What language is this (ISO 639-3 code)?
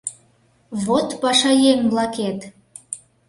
chm